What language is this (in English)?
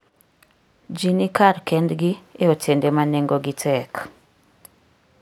Luo (Kenya and Tanzania)